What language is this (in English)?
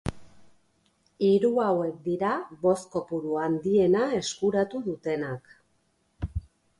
Basque